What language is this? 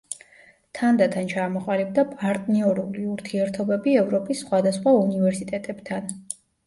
Georgian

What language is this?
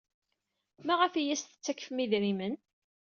Kabyle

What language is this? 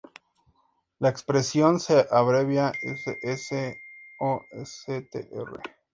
Spanish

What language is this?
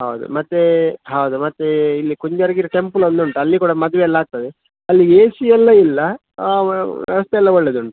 Kannada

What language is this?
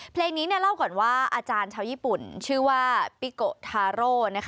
Thai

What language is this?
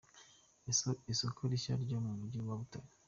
Kinyarwanda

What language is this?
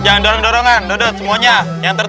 Indonesian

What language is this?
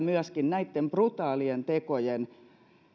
Finnish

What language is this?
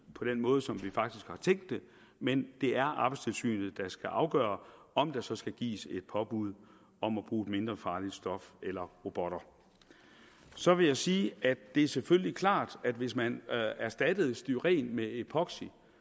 Danish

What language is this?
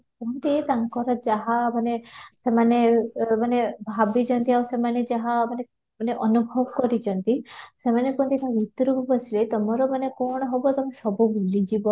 Odia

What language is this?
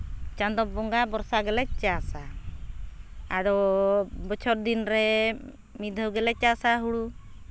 Santali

